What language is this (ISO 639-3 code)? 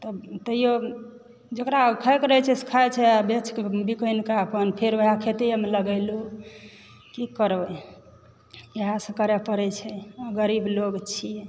mai